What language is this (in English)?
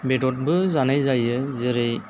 Bodo